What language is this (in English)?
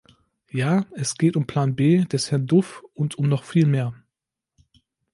German